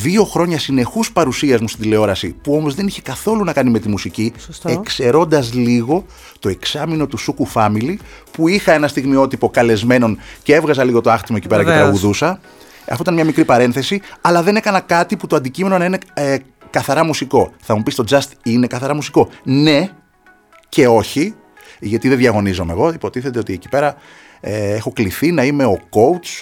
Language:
Greek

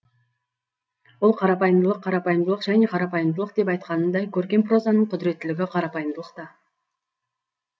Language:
Kazakh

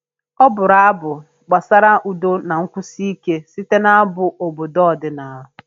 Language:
Igbo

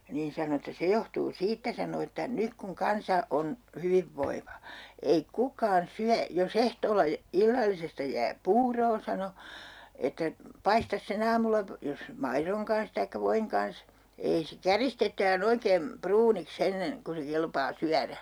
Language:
Finnish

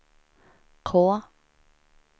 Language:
Swedish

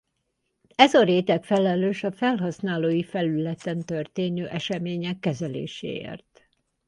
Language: Hungarian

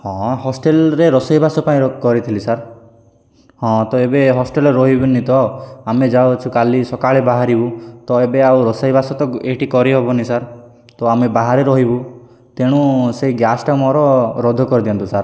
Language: Odia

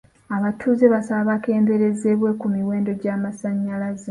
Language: Ganda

